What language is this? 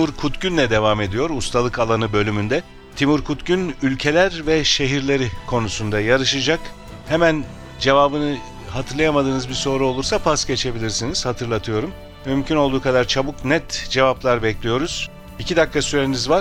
Turkish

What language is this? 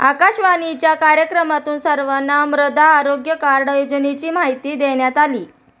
Marathi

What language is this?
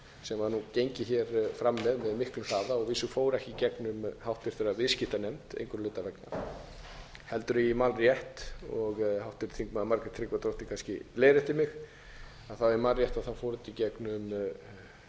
Icelandic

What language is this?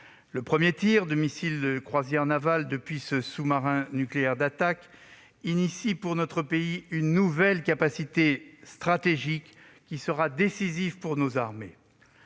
French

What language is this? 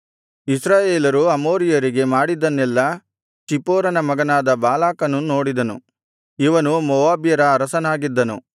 Kannada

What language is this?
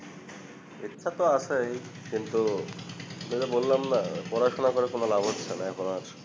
Bangla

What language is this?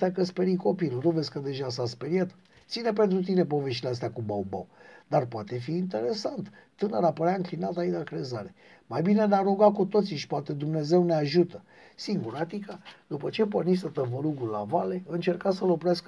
Romanian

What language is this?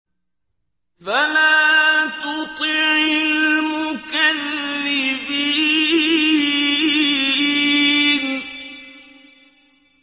Arabic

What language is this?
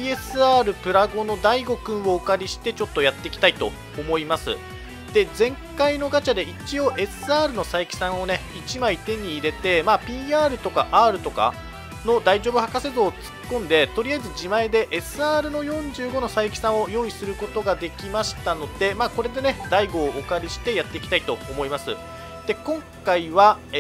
Japanese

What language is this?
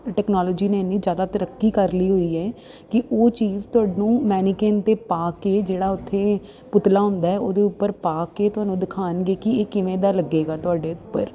Punjabi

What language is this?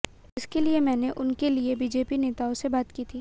Hindi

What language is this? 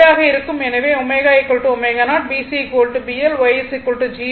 Tamil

